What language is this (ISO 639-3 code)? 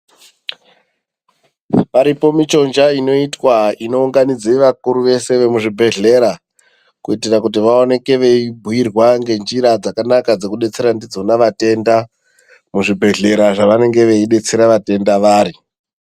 ndc